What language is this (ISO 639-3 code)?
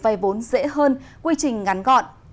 vie